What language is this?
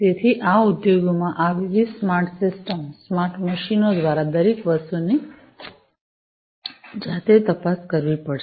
Gujarati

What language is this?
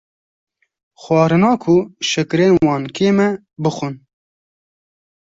Kurdish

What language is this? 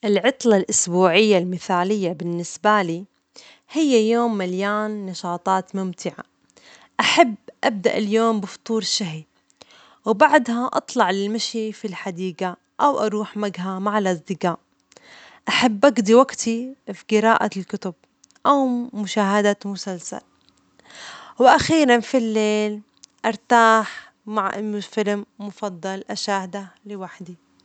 Omani Arabic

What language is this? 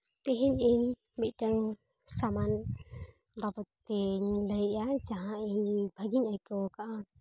Santali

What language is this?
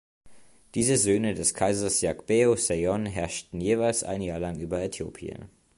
German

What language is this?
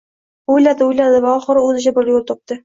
Uzbek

